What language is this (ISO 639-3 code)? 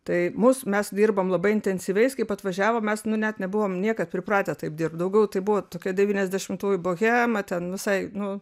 lit